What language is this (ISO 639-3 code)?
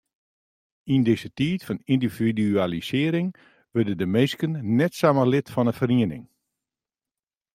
fry